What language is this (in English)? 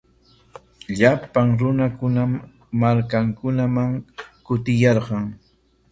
Corongo Ancash Quechua